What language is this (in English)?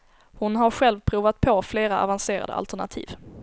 Swedish